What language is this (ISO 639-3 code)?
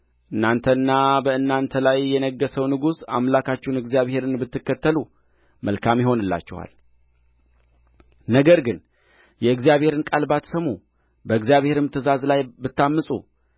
amh